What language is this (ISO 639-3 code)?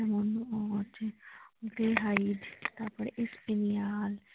ben